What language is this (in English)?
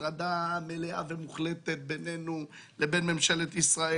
Hebrew